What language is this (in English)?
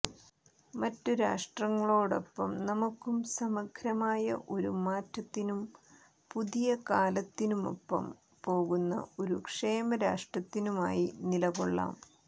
Malayalam